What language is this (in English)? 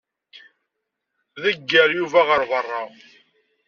Kabyle